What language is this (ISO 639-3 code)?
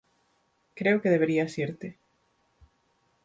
glg